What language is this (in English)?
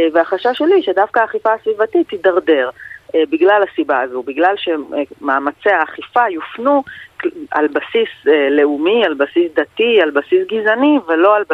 Hebrew